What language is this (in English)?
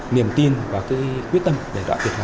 Vietnamese